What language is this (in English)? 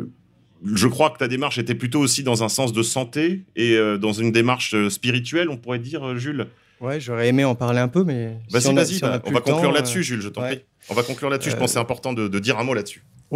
French